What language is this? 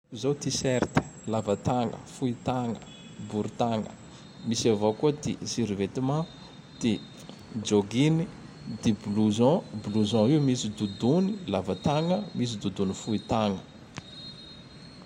Tandroy-Mahafaly Malagasy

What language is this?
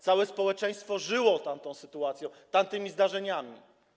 Polish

